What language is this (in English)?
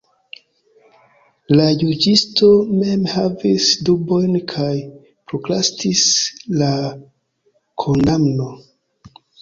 Esperanto